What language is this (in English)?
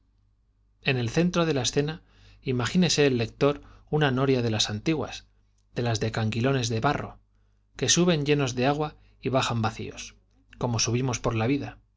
Spanish